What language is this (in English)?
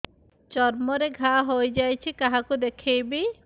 Odia